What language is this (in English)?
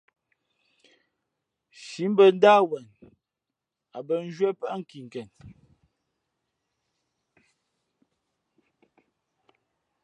Fe'fe'